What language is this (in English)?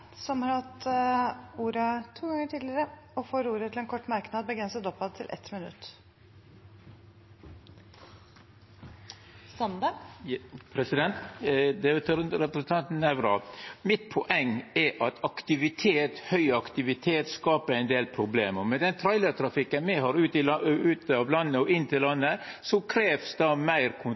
Norwegian